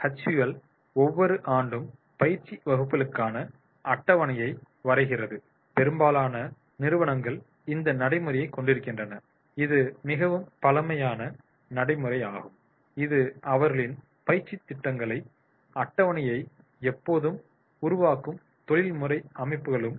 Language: Tamil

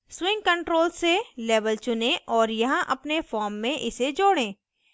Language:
Hindi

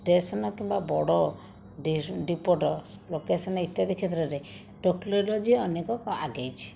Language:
Odia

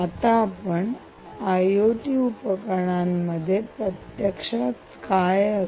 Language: Marathi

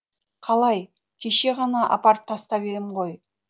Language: Kazakh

